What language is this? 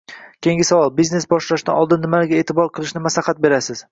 Uzbek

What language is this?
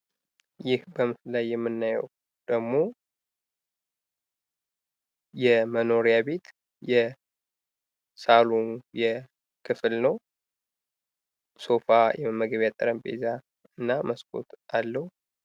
Amharic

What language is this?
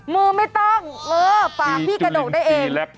Thai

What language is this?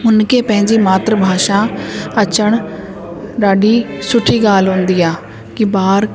Sindhi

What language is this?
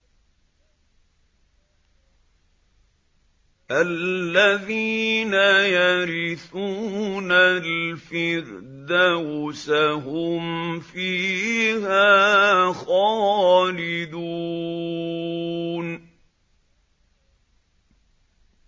Arabic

